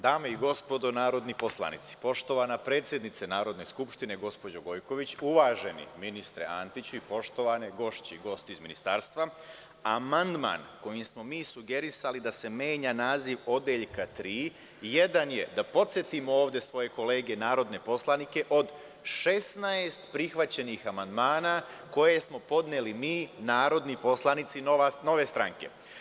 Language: Serbian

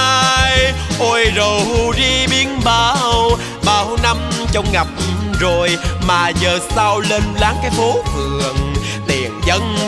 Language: Vietnamese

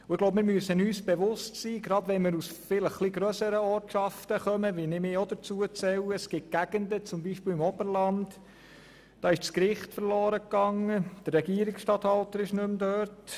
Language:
Swiss German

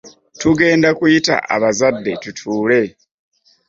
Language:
Ganda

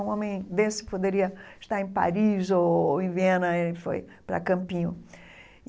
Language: Portuguese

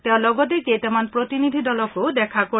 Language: Assamese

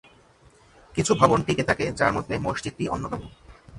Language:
Bangla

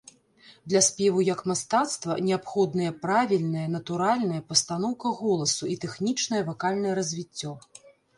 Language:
Belarusian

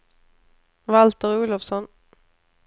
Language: Swedish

